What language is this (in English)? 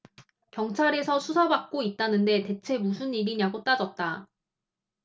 Korean